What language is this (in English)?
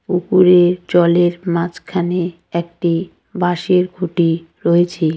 Bangla